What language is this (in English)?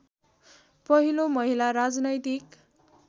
Nepali